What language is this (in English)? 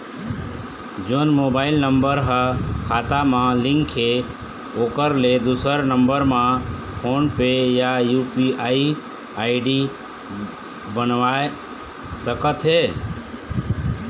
Chhattisgarhi